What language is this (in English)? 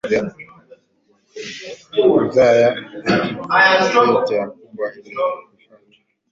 Swahili